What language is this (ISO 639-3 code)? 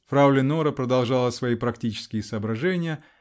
rus